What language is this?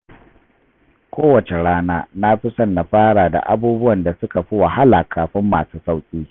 Hausa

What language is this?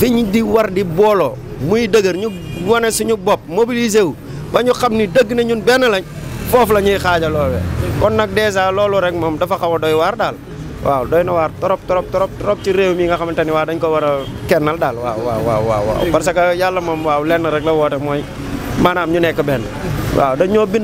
French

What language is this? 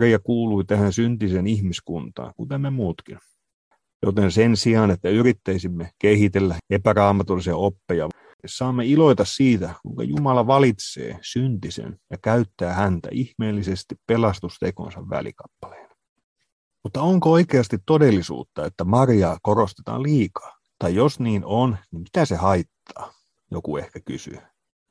Finnish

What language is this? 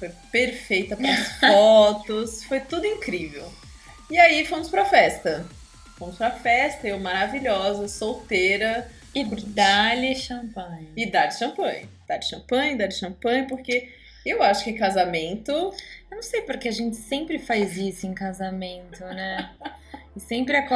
Portuguese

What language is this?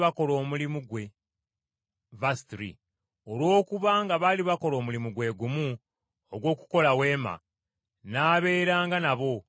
Ganda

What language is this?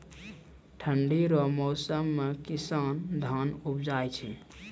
Maithili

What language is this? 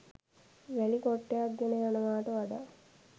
Sinhala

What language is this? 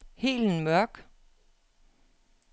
Danish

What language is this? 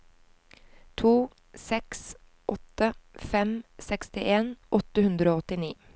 Norwegian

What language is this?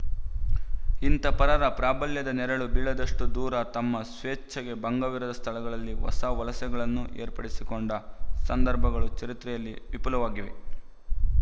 Kannada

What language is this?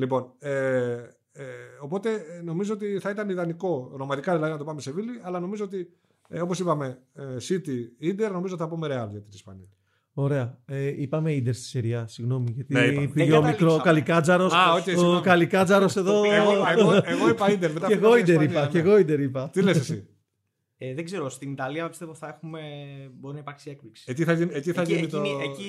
Greek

